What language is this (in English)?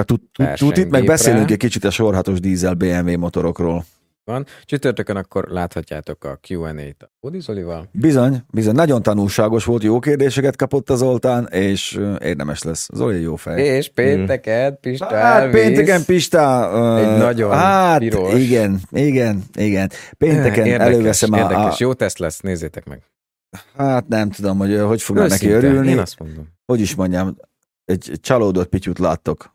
Hungarian